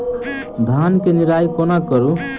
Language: Maithili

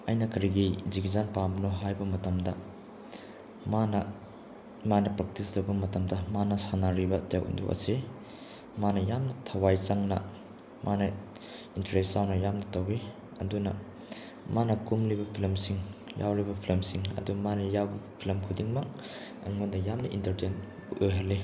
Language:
Manipuri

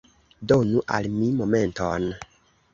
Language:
Esperanto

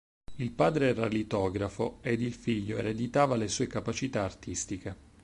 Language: Italian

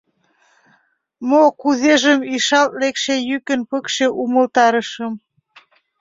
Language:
Mari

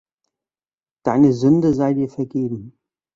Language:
German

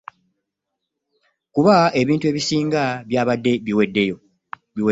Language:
Ganda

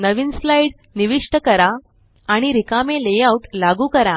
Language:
Marathi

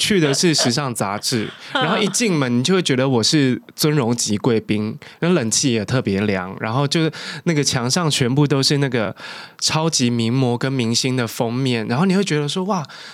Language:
Chinese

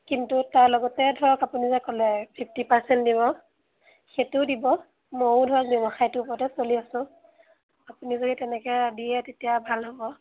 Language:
Assamese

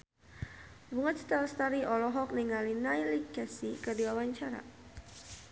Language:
Sundanese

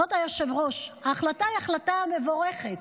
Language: Hebrew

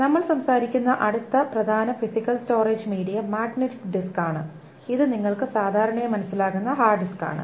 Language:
Malayalam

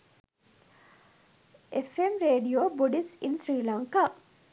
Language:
Sinhala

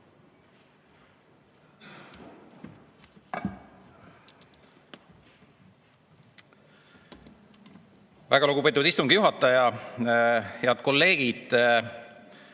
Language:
Estonian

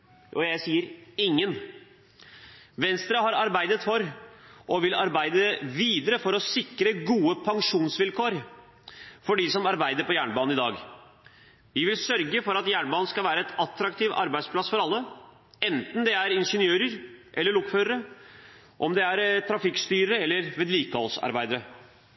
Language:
Norwegian Bokmål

